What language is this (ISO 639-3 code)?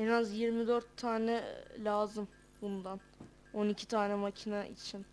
tur